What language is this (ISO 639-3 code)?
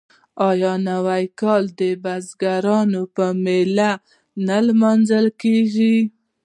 pus